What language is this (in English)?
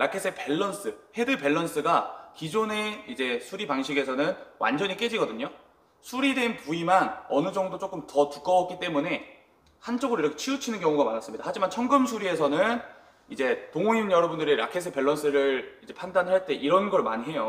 Korean